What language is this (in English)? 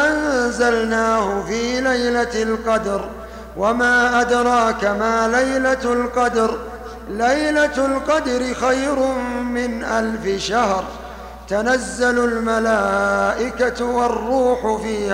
Arabic